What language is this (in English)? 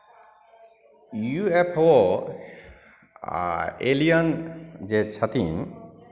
Maithili